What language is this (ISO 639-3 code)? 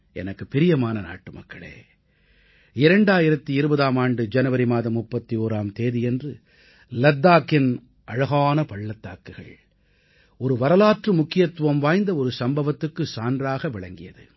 tam